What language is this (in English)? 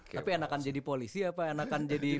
Indonesian